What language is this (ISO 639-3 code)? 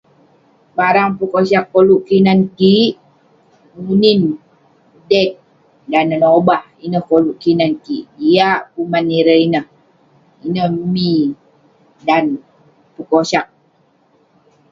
pne